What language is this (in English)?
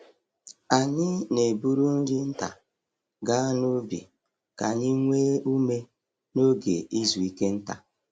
Igbo